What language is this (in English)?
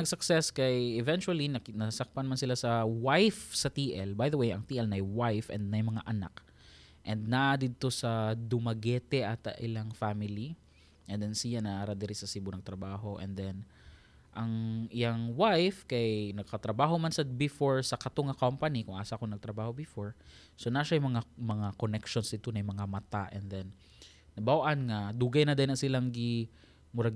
Filipino